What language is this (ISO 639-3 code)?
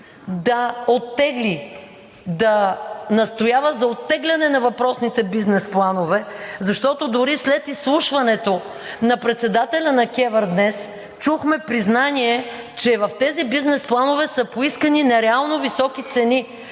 bul